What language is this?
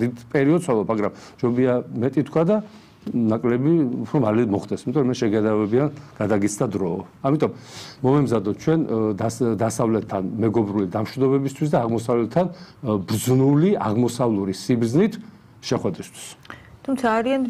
Romanian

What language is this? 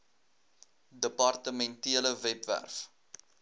Afrikaans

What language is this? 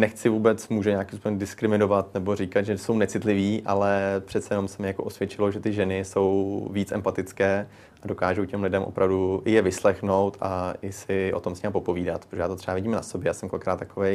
Czech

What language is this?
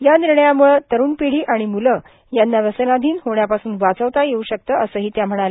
Marathi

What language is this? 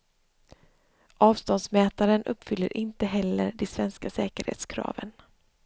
Swedish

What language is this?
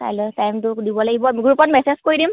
Assamese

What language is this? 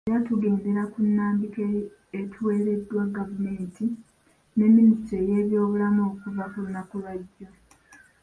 Ganda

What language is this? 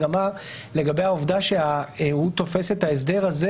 Hebrew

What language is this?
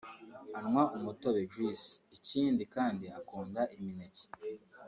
Kinyarwanda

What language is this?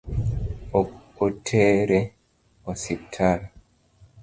Luo (Kenya and Tanzania)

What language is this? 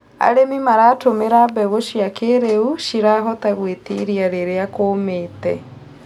Kikuyu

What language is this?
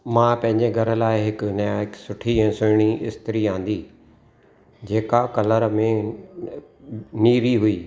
Sindhi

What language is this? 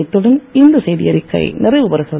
Tamil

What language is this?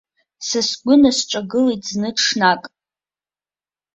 Abkhazian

